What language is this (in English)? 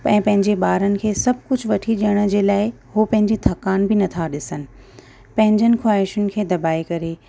Sindhi